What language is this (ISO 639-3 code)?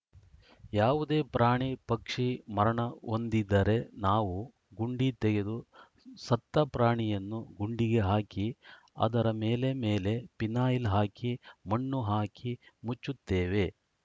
kan